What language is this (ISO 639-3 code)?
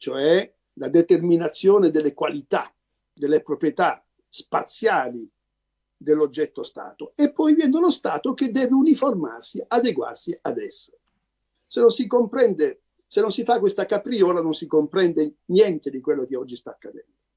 ita